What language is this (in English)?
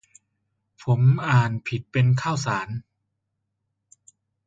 Thai